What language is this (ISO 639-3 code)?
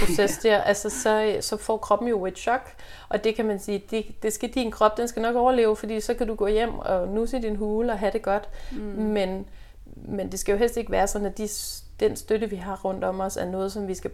dan